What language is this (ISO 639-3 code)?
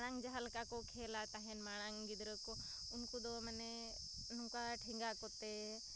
sat